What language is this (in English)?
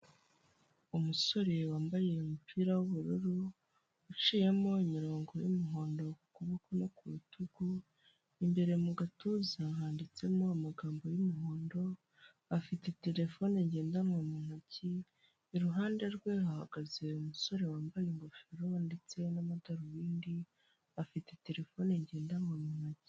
Kinyarwanda